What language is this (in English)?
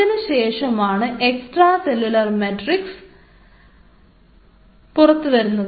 Malayalam